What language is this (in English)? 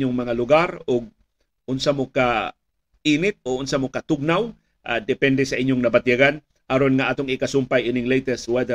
Filipino